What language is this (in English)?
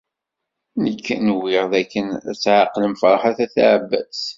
Kabyle